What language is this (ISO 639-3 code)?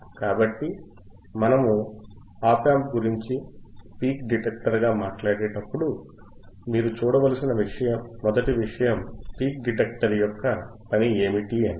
tel